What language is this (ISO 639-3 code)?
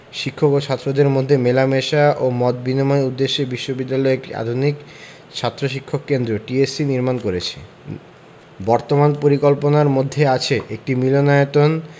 ben